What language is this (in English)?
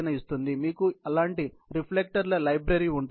Telugu